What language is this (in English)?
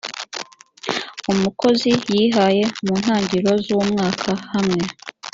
Kinyarwanda